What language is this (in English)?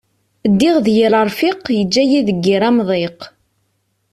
Kabyle